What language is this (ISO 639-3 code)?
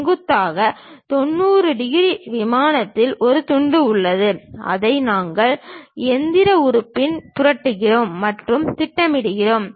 tam